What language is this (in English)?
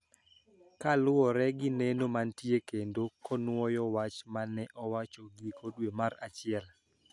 Luo (Kenya and Tanzania)